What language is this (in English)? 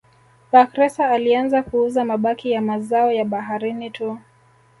Swahili